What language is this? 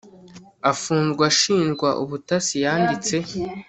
Kinyarwanda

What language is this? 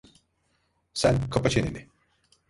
Turkish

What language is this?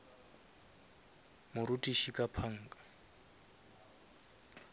Northern Sotho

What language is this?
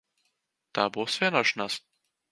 Latvian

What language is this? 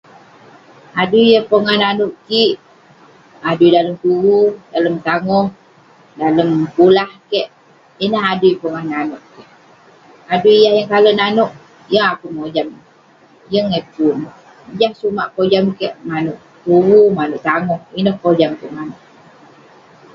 Western Penan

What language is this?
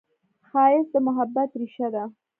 Pashto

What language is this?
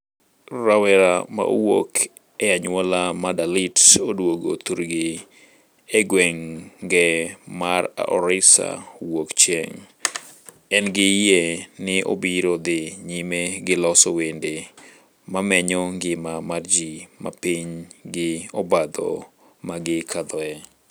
Luo (Kenya and Tanzania)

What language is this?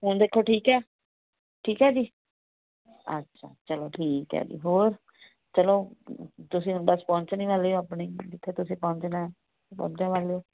Punjabi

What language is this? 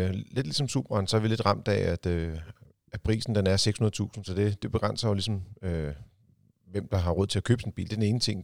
Danish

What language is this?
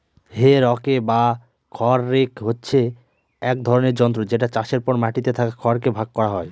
Bangla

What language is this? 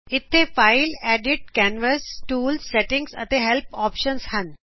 Punjabi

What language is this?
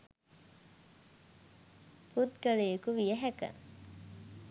Sinhala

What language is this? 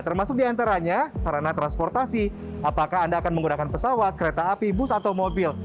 Indonesian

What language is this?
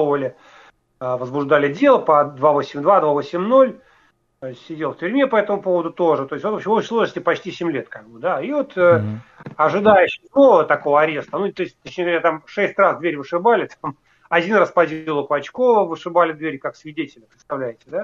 Russian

